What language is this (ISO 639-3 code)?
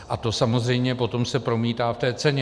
ces